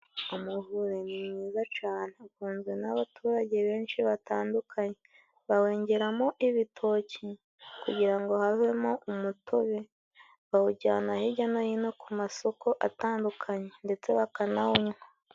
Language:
Kinyarwanda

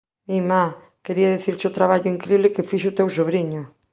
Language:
Galician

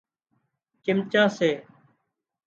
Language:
Wadiyara Koli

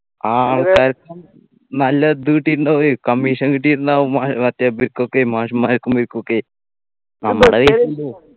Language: Malayalam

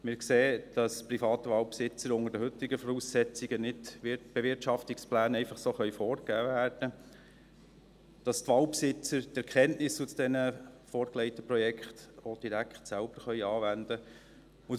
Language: Swiss German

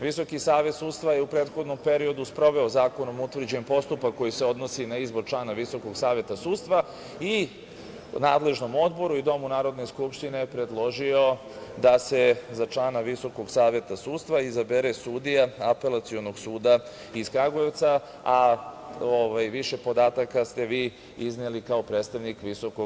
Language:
Serbian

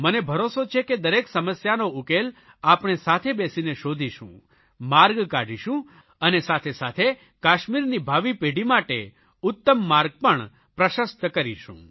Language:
Gujarati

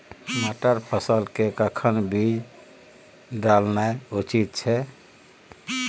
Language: Maithili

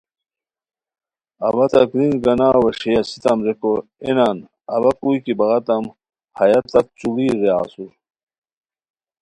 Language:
Khowar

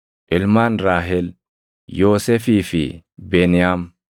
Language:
Oromo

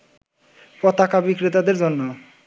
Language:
Bangla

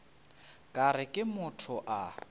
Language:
Northern Sotho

